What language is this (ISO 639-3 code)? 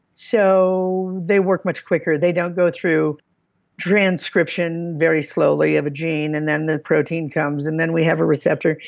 eng